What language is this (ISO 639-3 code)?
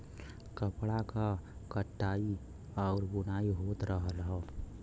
bho